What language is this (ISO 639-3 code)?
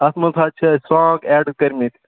kas